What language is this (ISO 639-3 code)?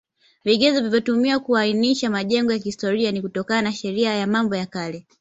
swa